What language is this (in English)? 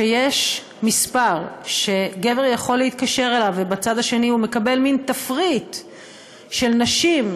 Hebrew